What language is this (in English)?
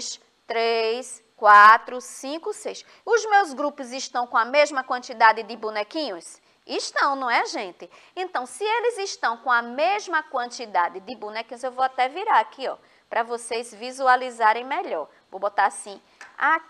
Portuguese